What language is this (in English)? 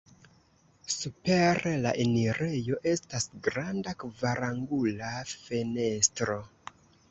Esperanto